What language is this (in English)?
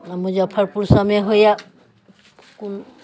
Maithili